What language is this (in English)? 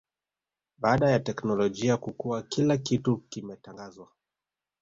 Swahili